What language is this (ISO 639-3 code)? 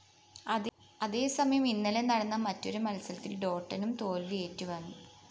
mal